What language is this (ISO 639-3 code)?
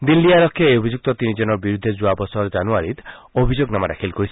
asm